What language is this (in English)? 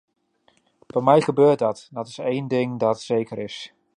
Dutch